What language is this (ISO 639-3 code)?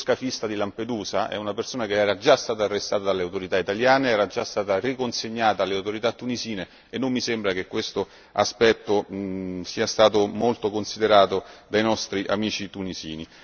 ita